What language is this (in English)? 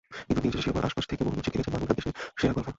Bangla